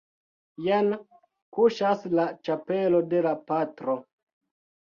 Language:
Esperanto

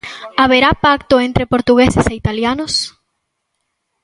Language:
Galician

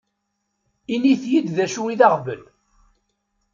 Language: Kabyle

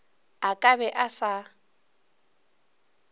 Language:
Northern Sotho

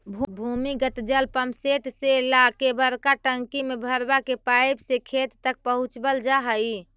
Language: Magahi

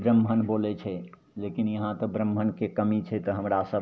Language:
Maithili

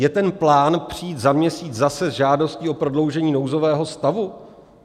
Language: Czech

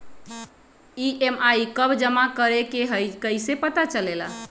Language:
Magahi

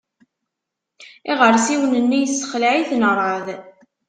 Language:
Kabyle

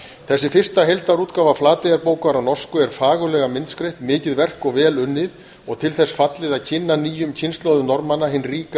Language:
Icelandic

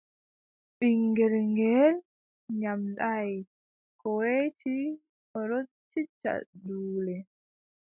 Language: Adamawa Fulfulde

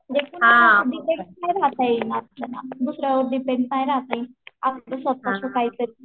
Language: Marathi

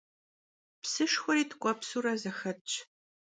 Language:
Kabardian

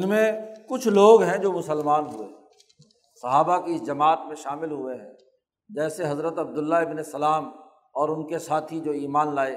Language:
Urdu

